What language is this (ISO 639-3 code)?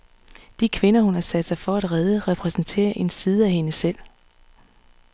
dan